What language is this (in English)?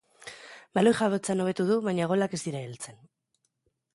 Basque